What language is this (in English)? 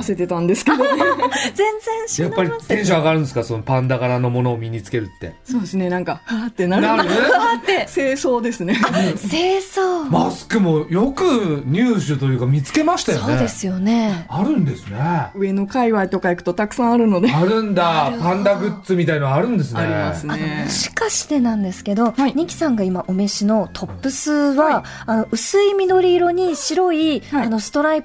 Japanese